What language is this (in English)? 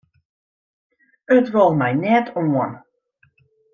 Western Frisian